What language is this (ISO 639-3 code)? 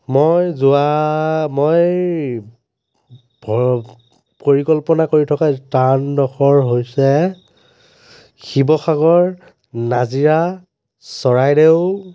asm